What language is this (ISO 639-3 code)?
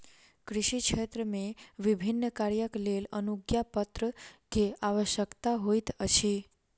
mai